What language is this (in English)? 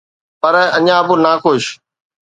Sindhi